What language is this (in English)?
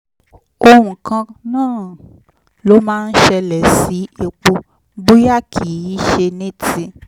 Yoruba